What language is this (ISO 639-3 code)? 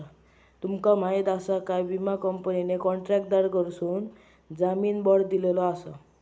mar